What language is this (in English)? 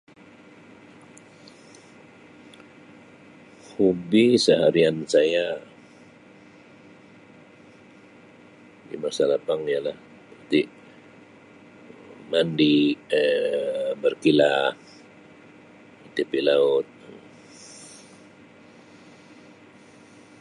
Sabah Malay